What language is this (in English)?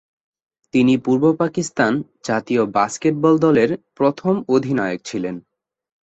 Bangla